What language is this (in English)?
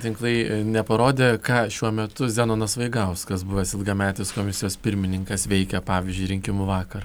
Lithuanian